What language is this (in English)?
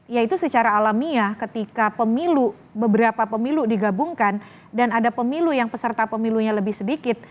Indonesian